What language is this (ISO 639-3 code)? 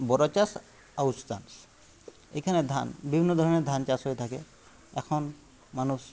ben